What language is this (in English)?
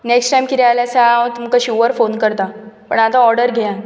Konkani